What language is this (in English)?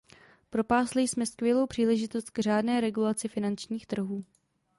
Czech